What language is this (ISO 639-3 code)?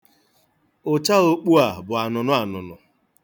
ibo